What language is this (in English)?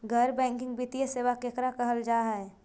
Magahi